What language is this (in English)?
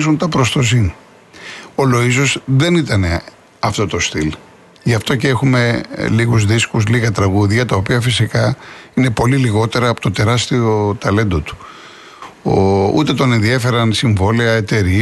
Greek